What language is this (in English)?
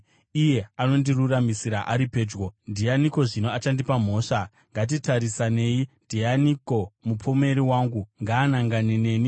Shona